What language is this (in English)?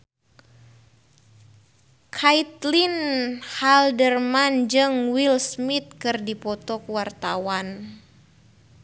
Sundanese